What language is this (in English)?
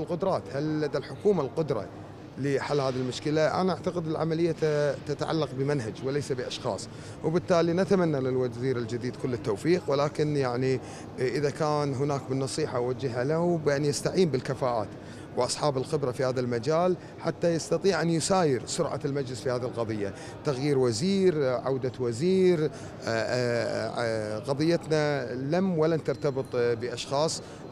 Arabic